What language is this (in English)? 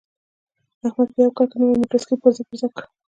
Pashto